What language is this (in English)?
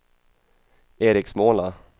Swedish